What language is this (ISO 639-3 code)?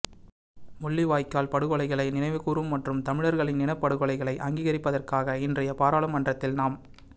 tam